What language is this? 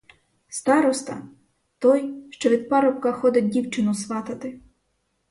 Ukrainian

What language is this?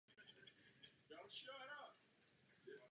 Czech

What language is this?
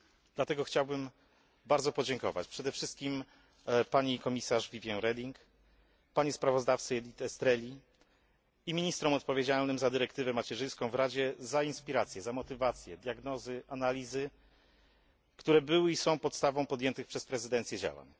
Polish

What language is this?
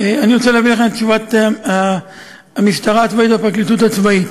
Hebrew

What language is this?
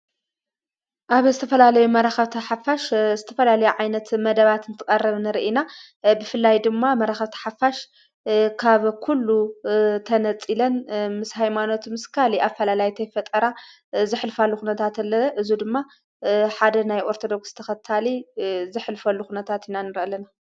Tigrinya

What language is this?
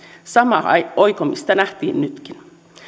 Finnish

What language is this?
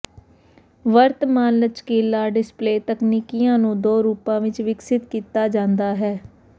Punjabi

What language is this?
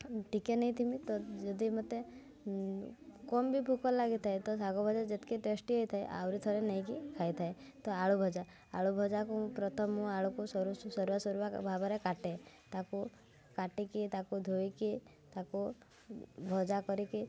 Odia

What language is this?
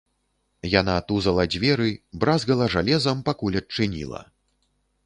Belarusian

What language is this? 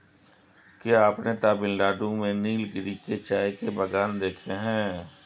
Hindi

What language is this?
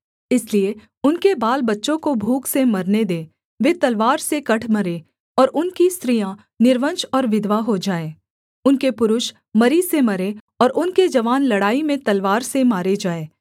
Hindi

